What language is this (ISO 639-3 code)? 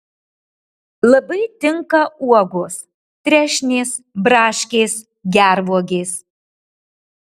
lit